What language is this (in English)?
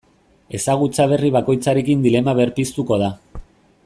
Basque